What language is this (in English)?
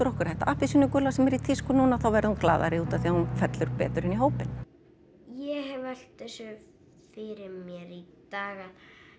Icelandic